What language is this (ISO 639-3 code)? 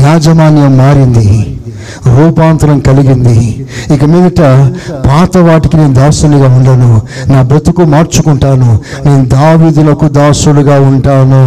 tel